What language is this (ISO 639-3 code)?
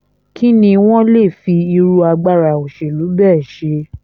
yor